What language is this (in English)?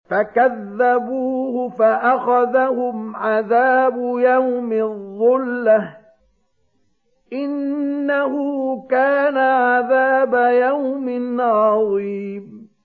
Arabic